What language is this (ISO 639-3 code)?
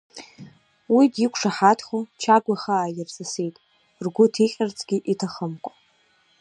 abk